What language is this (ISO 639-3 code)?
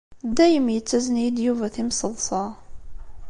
kab